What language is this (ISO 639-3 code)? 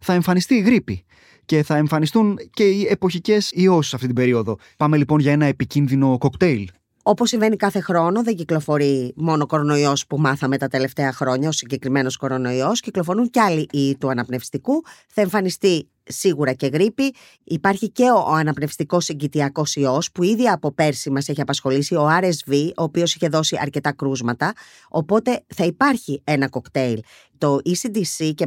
ell